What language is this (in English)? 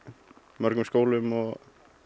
Icelandic